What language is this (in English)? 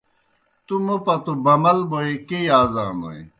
Kohistani Shina